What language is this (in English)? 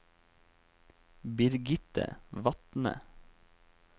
Norwegian